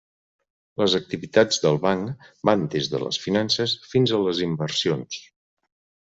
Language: Catalan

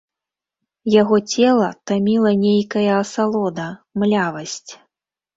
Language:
Belarusian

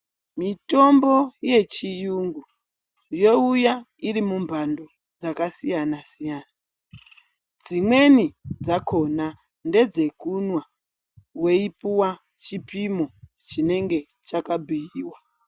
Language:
Ndau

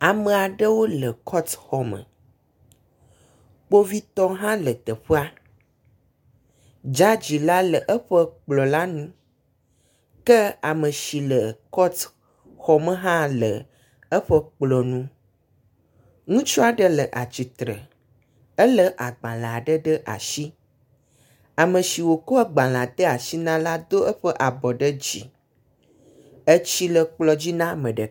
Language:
Ewe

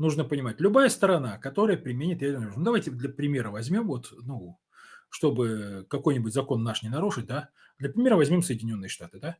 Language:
Russian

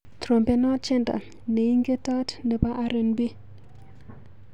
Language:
Kalenjin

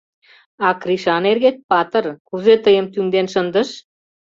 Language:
Mari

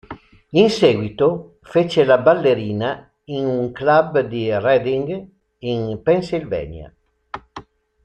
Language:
Italian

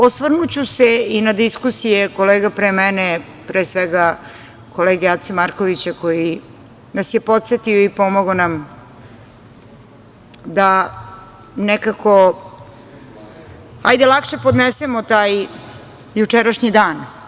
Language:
Serbian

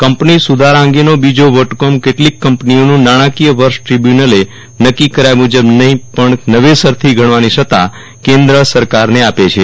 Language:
Gujarati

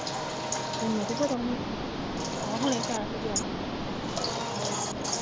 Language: Punjabi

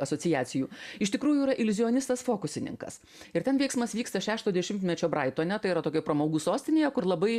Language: Lithuanian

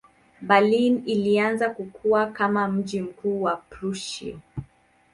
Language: Swahili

